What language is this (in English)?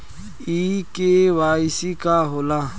Bhojpuri